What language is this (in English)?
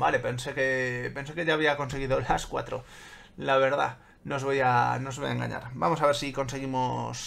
Spanish